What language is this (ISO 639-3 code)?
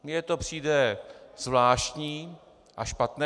ces